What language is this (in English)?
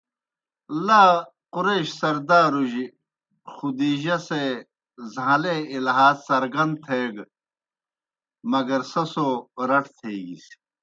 Kohistani Shina